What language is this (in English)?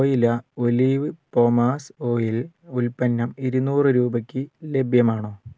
Malayalam